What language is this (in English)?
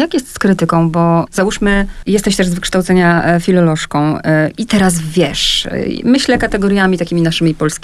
Polish